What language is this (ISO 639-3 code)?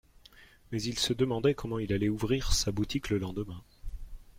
fra